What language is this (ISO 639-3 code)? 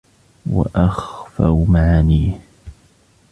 ara